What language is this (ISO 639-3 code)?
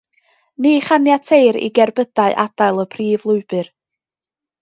cym